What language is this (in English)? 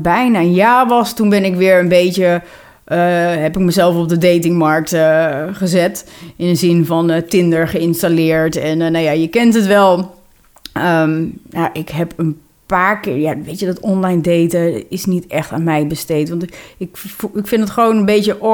Dutch